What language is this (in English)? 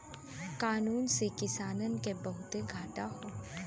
Bhojpuri